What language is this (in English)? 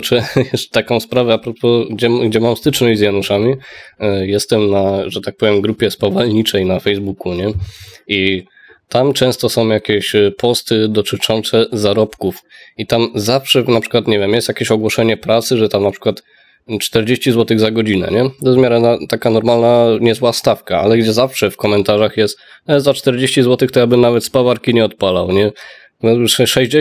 Polish